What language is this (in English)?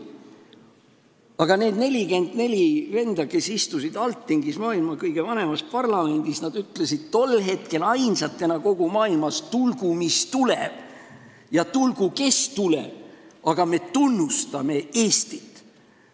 Estonian